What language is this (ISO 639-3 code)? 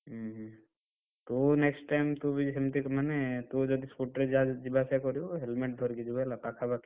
ori